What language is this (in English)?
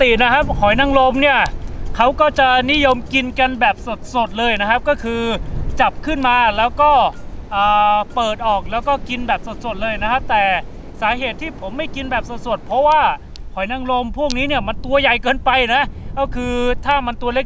Thai